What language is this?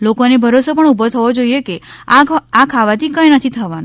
Gujarati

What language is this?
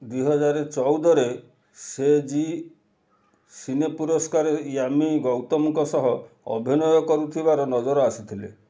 Odia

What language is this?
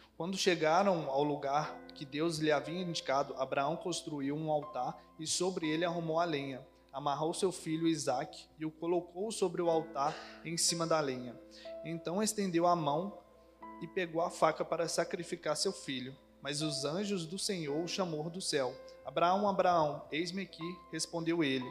Portuguese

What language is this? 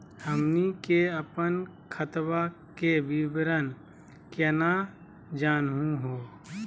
Magahi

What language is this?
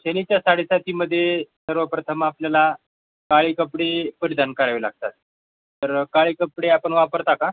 Marathi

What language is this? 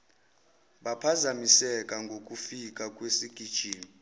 Zulu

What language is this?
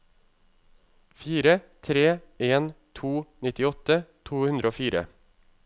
Norwegian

